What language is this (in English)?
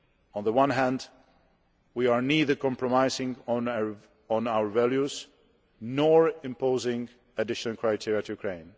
English